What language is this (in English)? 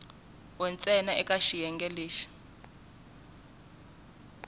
Tsonga